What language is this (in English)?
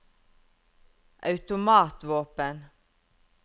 Norwegian